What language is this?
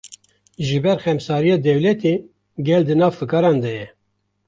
Kurdish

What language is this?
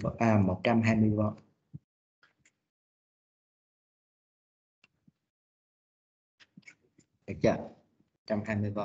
Vietnamese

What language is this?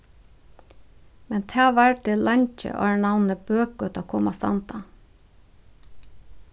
Faroese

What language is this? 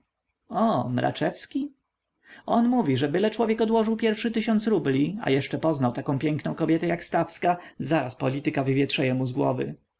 Polish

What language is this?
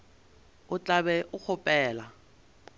Northern Sotho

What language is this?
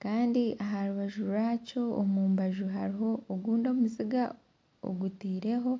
Nyankole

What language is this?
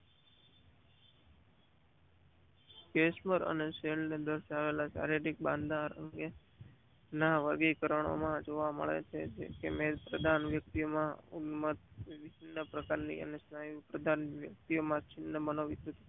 Gujarati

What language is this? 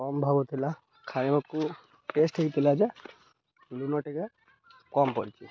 Odia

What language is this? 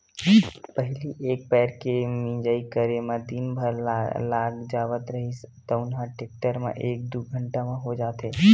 Chhattisgarhi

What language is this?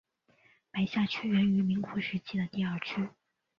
Chinese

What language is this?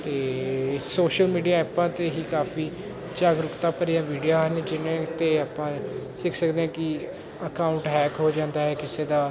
Punjabi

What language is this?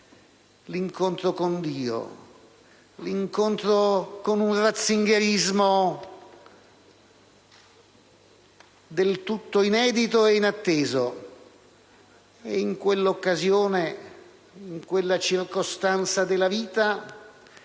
Italian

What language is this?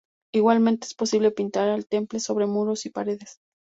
Spanish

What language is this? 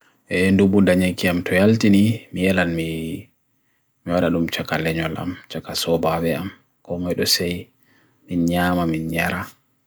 Bagirmi Fulfulde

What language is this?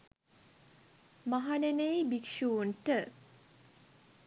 Sinhala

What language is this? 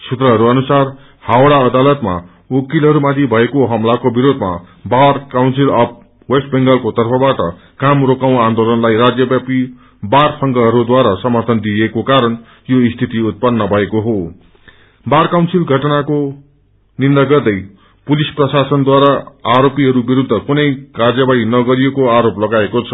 Nepali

